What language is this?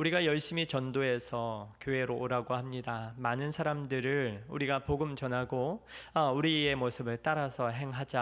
Korean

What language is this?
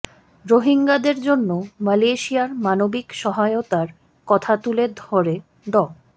Bangla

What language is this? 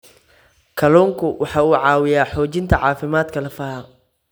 Somali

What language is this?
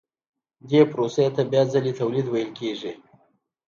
Pashto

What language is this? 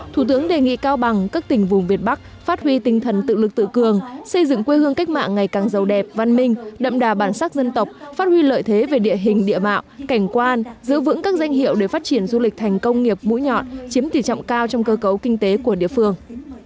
Vietnamese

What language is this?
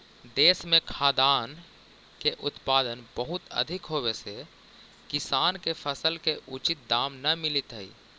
Magahi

